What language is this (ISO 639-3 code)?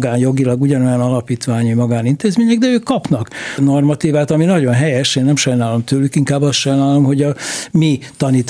hun